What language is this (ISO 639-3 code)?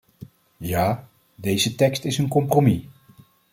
nld